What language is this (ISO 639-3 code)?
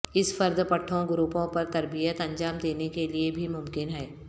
urd